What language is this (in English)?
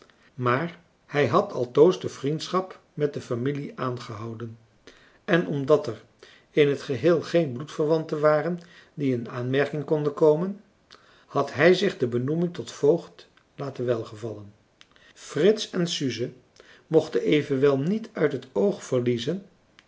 Dutch